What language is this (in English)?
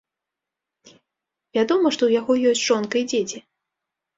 Belarusian